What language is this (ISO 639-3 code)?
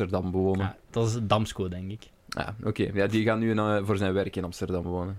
nld